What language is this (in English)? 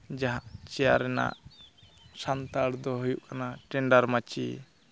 Santali